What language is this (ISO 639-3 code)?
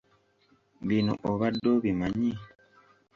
lug